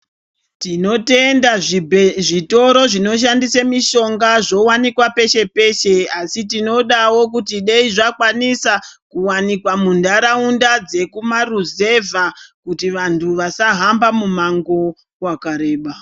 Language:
Ndau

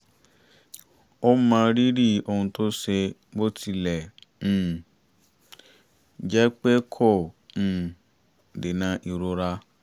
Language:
Yoruba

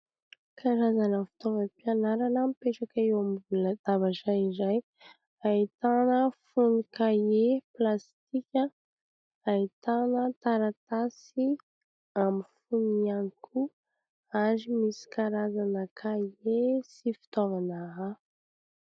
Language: Malagasy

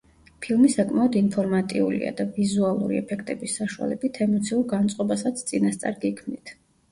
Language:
Georgian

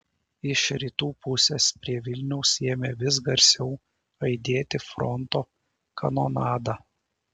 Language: Lithuanian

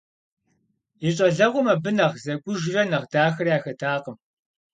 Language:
Kabardian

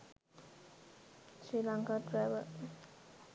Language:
Sinhala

